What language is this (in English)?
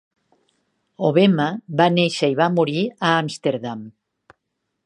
Catalan